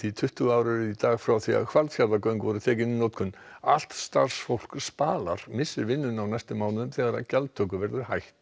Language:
Icelandic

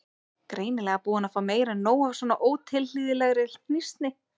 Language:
Icelandic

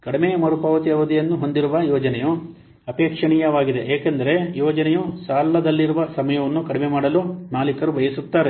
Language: Kannada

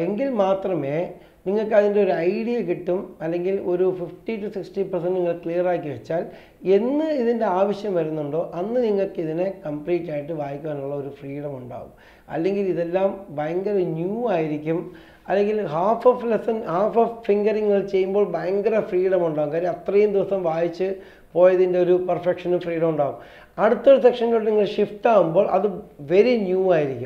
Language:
Hindi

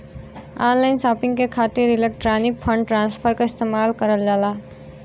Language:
Bhojpuri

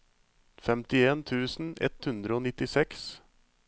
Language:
Norwegian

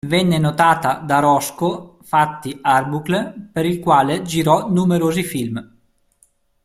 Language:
Italian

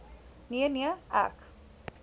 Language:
Afrikaans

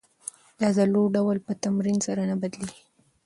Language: Pashto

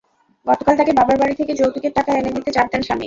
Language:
Bangla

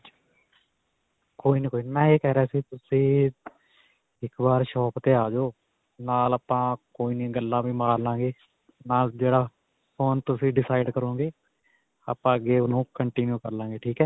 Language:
Punjabi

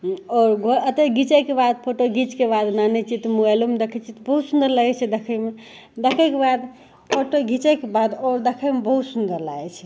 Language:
Maithili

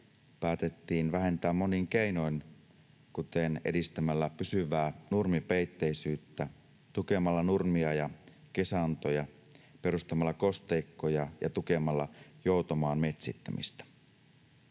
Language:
Finnish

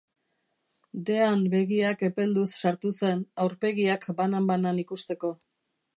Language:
Basque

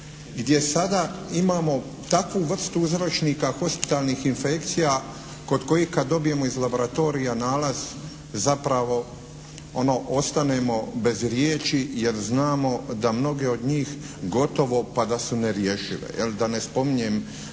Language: Croatian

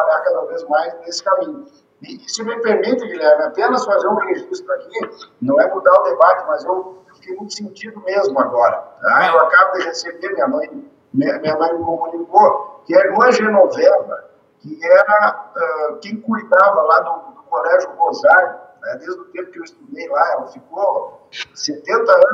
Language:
Portuguese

